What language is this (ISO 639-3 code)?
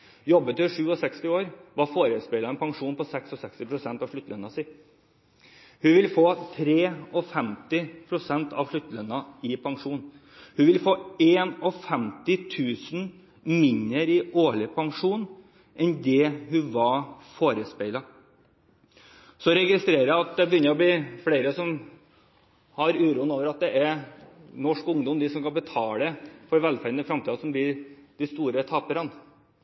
nob